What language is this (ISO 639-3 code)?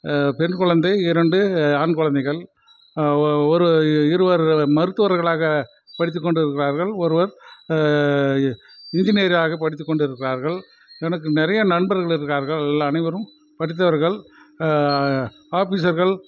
tam